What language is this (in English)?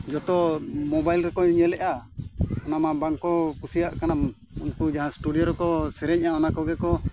Santali